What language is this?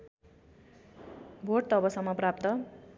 Nepali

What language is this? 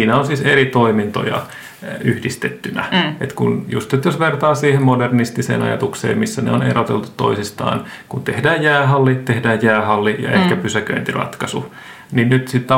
Finnish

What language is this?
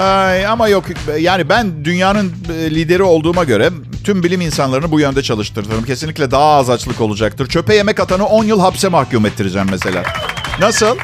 Turkish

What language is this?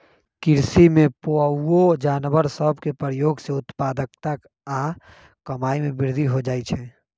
Magahi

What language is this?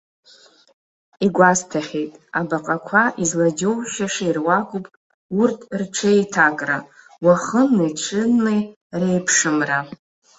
Abkhazian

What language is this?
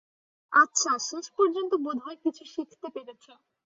Bangla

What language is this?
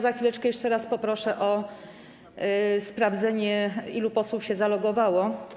Polish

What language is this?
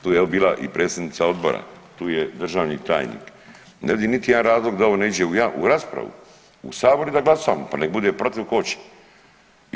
Croatian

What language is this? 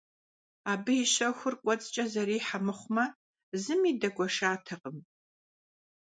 Kabardian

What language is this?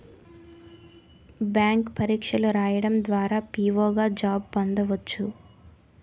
Telugu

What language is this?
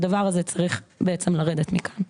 Hebrew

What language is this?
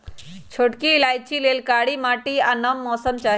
Magahi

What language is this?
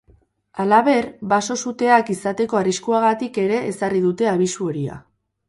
Basque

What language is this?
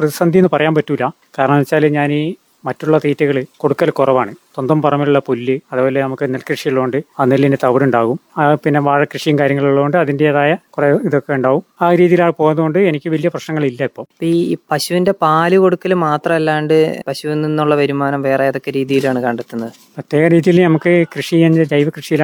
Malayalam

